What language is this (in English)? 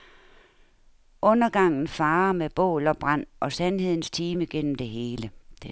Danish